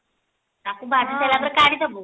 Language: Odia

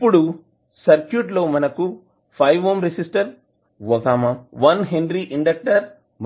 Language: Telugu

